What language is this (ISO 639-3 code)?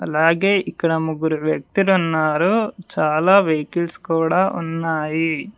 tel